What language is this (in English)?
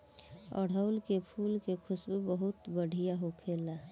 Bhojpuri